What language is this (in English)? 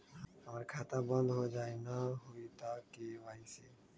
Magahi